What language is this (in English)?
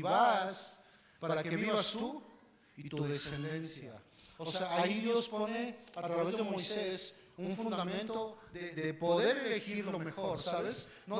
Spanish